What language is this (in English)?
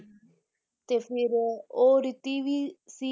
Punjabi